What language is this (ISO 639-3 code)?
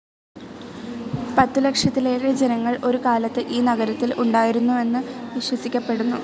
mal